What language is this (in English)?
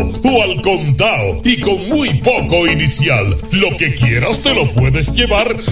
Spanish